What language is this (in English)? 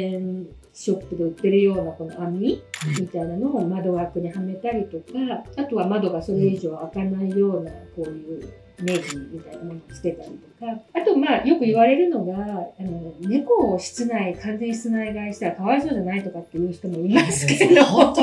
Japanese